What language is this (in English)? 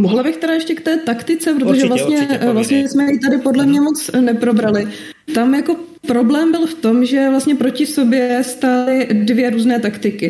Czech